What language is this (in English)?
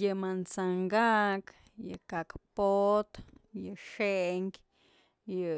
Mazatlán Mixe